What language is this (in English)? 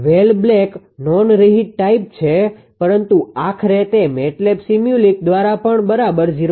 Gujarati